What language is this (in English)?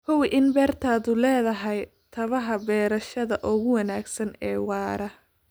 Somali